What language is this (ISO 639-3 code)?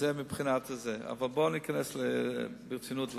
heb